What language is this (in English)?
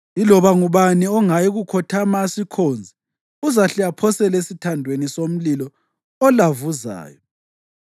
North Ndebele